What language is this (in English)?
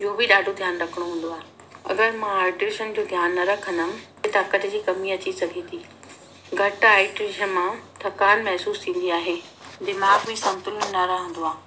Sindhi